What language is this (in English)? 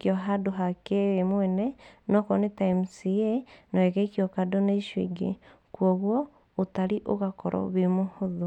Kikuyu